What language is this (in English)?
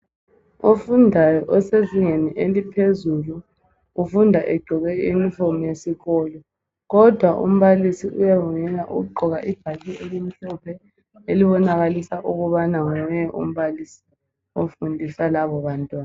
North Ndebele